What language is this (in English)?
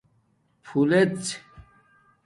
Domaaki